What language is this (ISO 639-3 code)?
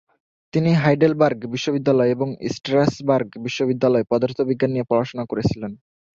ben